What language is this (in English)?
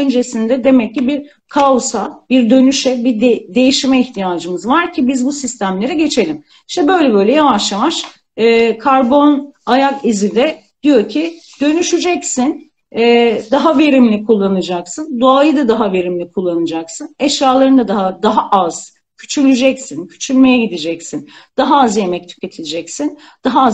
Turkish